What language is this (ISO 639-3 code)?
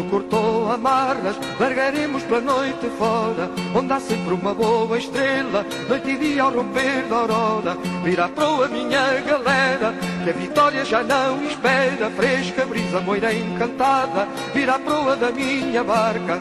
por